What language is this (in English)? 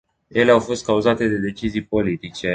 Romanian